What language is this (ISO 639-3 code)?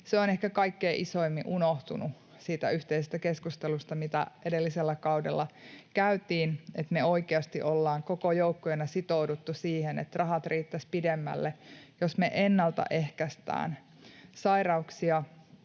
fin